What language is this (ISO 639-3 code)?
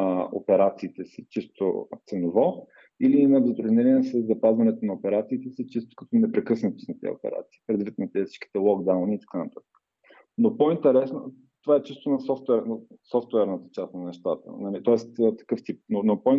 bul